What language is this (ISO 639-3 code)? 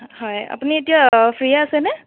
asm